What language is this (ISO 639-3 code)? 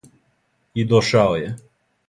srp